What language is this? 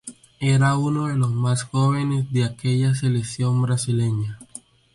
Spanish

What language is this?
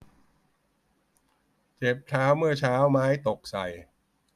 Thai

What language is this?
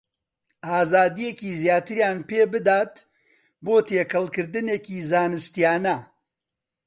Central Kurdish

